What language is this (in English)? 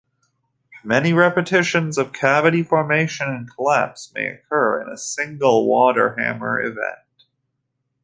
English